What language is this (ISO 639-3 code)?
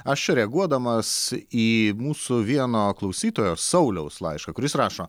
lit